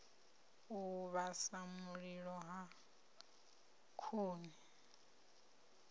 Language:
Venda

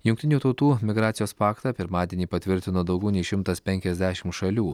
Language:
Lithuanian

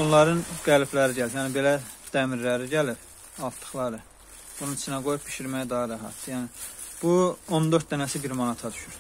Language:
Turkish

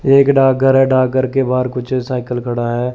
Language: Hindi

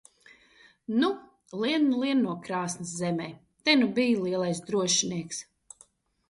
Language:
Latvian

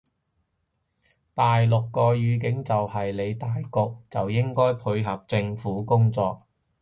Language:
Cantonese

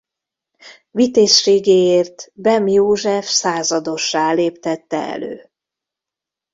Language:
Hungarian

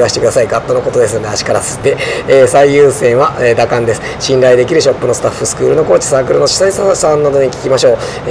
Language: Japanese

